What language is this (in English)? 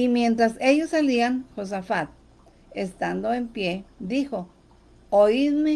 Spanish